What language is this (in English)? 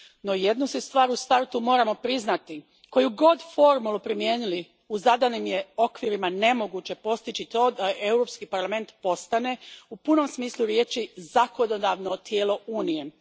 Croatian